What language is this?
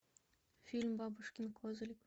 Russian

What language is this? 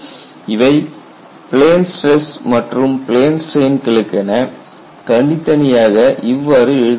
Tamil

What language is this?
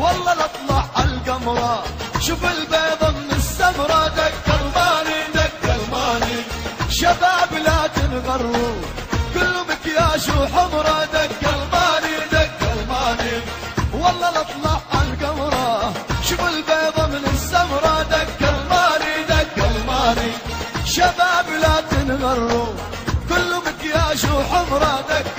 Arabic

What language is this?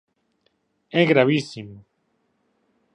Galician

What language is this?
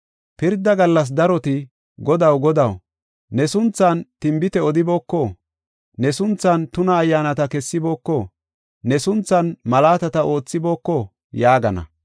Gofa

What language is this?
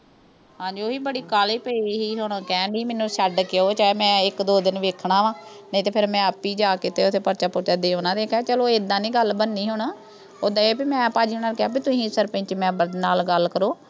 Punjabi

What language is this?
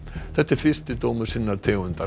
Icelandic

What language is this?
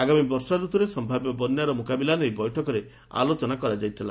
Odia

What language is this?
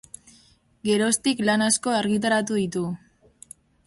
Basque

